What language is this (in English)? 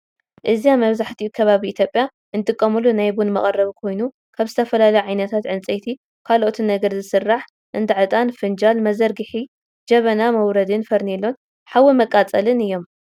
Tigrinya